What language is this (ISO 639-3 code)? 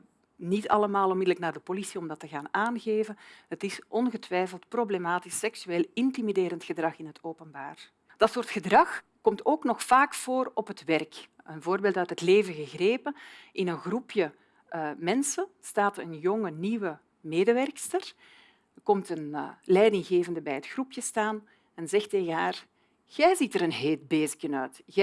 nld